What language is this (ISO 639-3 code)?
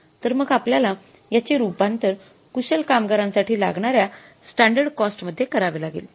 mar